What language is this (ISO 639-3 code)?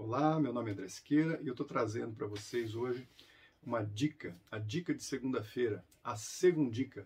por